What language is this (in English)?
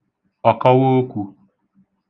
Igbo